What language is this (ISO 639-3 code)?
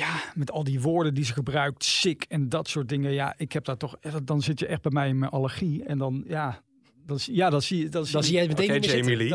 nld